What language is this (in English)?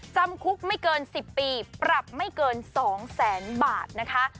Thai